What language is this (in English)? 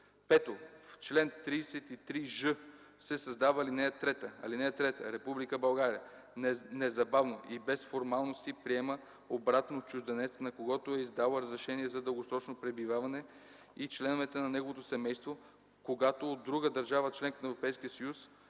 Bulgarian